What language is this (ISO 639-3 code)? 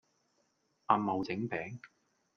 yue